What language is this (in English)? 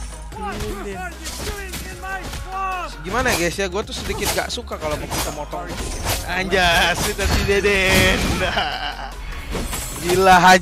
Indonesian